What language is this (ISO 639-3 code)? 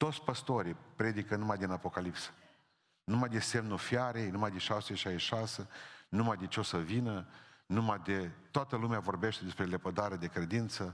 ron